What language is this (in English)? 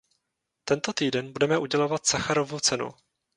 Czech